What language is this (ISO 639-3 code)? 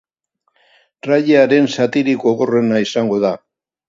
eus